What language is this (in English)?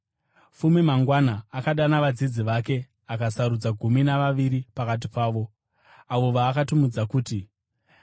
Shona